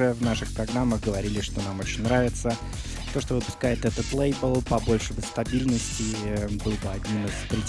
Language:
Russian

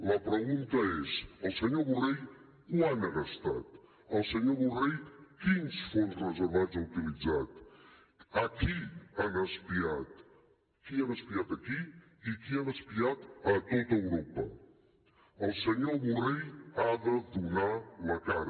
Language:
Catalan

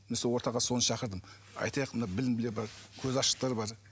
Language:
Kazakh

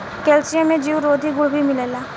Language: Bhojpuri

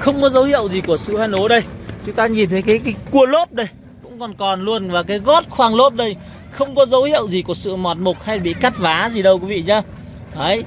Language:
Vietnamese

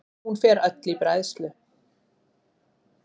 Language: Icelandic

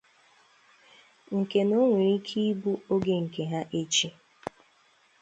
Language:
Igbo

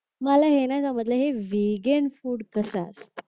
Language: Marathi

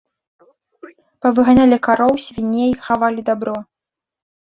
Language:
Belarusian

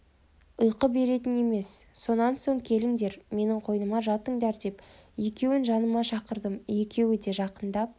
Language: Kazakh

